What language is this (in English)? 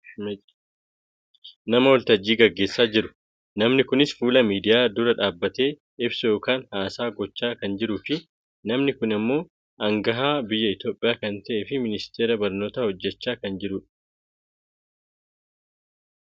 Oromo